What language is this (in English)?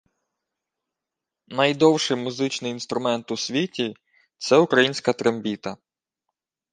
Ukrainian